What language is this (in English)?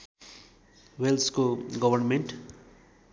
Nepali